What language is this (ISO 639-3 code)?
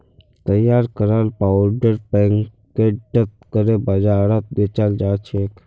mag